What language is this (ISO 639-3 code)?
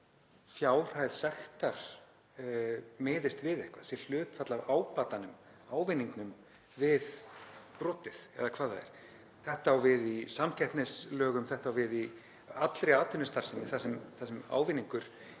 isl